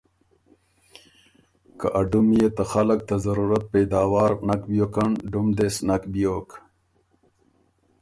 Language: Ormuri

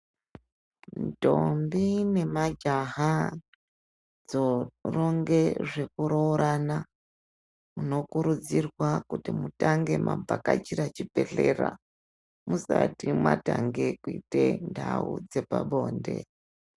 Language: Ndau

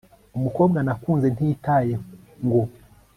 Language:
Kinyarwanda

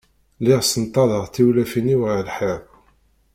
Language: Kabyle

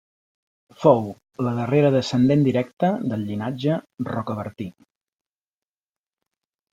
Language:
Catalan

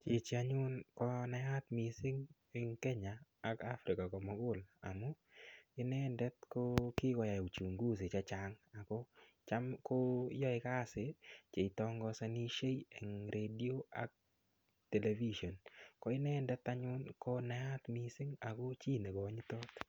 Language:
Kalenjin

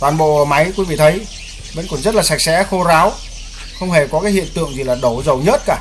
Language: Vietnamese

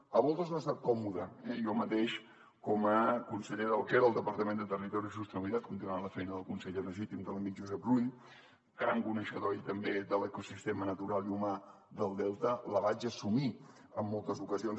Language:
Catalan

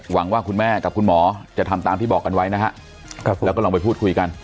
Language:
Thai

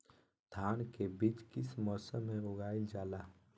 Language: Magahi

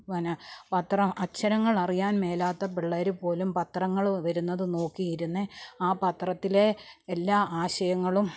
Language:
Malayalam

